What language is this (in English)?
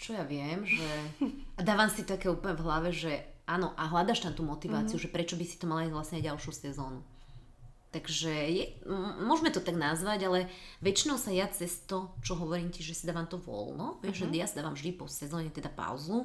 Slovak